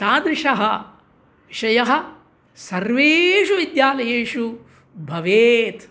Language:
Sanskrit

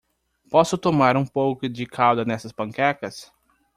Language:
Portuguese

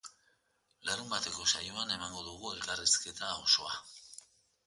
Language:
Basque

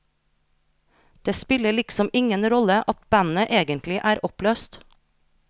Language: Norwegian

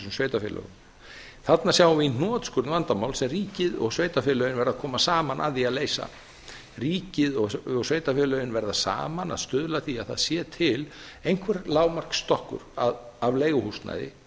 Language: Icelandic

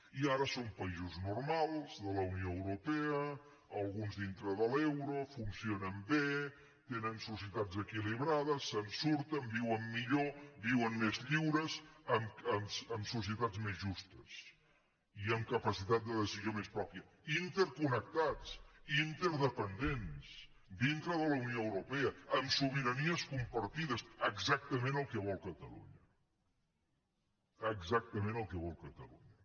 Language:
Catalan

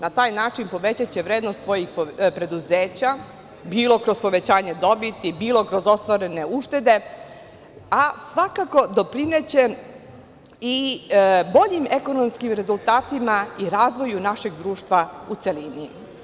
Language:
Serbian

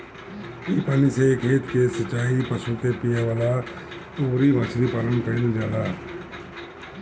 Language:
Bhojpuri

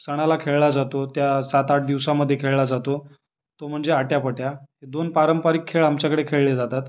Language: Marathi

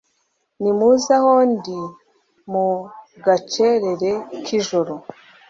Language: Kinyarwanda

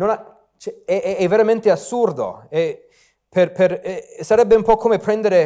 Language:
Italian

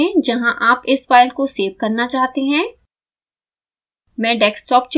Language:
Hindi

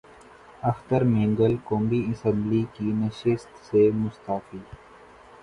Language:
Urdu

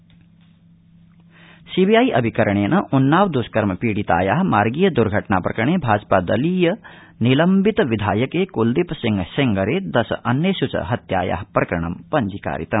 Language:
Sanskrit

